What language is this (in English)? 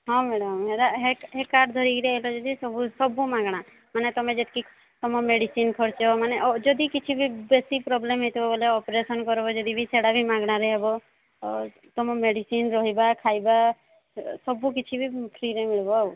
Odia